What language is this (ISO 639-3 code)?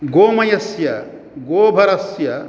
san